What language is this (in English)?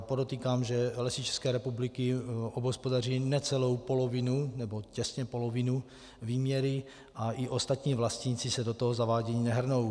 Czech